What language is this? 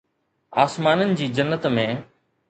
Sindhi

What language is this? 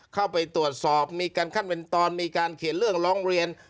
Thai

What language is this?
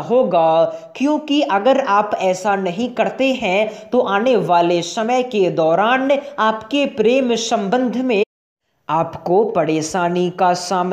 Hindi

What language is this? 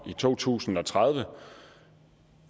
Danish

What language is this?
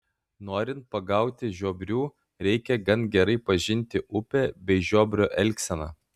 Lithuanian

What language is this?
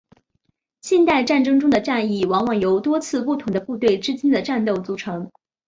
Chinese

